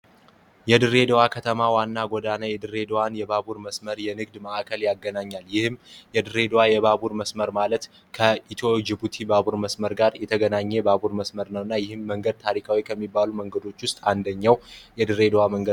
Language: Amharic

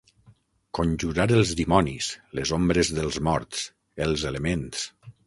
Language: Catalan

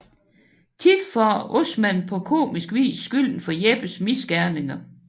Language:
Danish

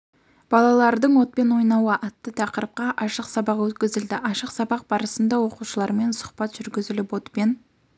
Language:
Kazakh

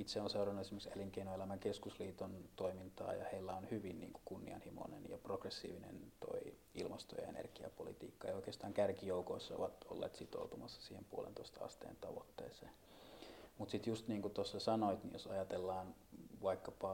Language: Finnish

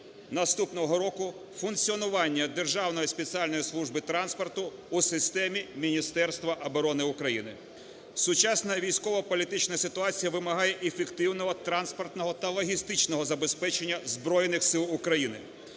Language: Ukrainian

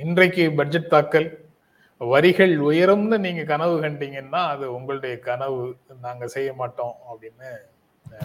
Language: Tamil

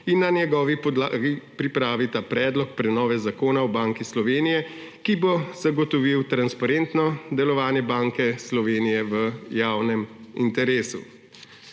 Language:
Slovenian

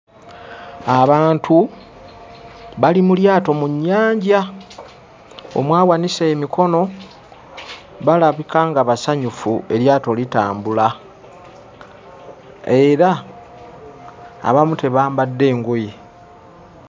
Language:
Ganda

